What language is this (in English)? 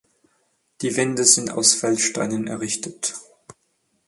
German